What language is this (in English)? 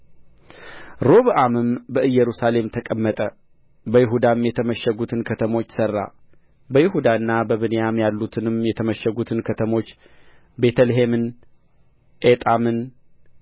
Amharic